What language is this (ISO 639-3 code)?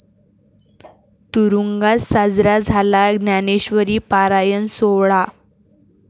mar